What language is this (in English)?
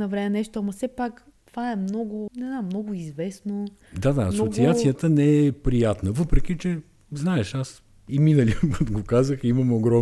Bulgarian